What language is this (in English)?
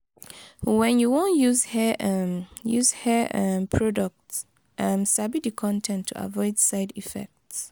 Nigerian Pidgin